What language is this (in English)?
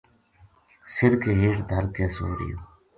Gujari